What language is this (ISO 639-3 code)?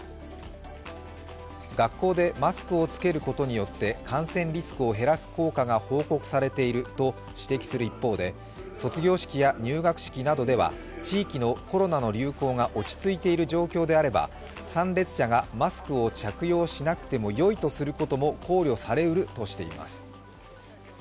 jpn